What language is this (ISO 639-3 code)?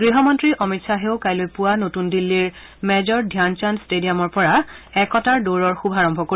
asm